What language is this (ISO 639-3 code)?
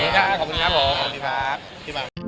tha